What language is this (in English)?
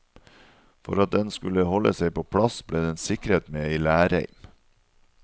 Norwegian